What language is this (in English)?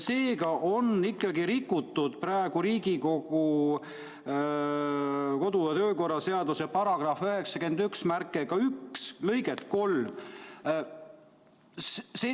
Estonian